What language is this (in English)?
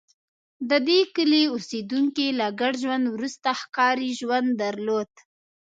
Pashto